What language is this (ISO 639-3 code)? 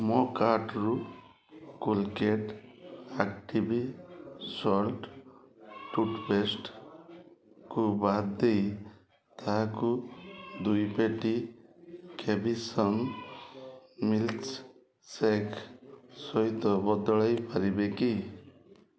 ori